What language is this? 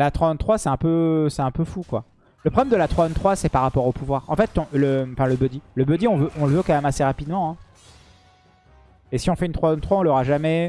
French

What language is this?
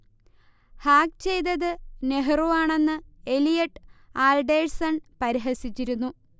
Malayalam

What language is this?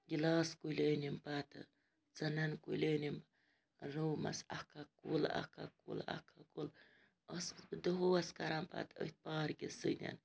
Kashmiri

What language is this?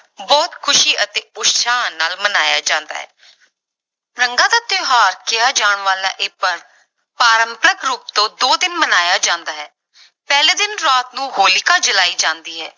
Punjabi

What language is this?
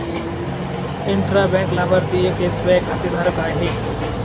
Marathi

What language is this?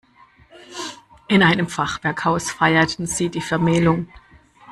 German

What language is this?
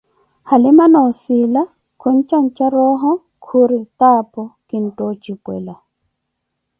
Koti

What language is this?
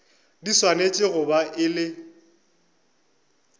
Northern Sotho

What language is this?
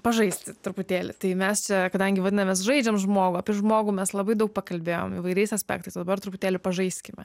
Lithuanian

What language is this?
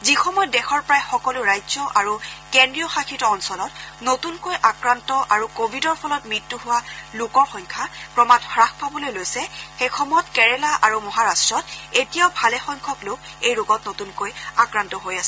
Assamese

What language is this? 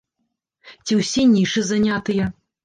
Belarusian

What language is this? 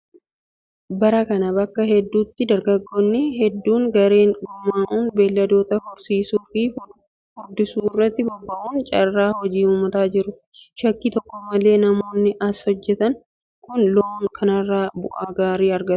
Oromo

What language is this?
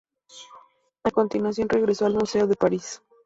Spanish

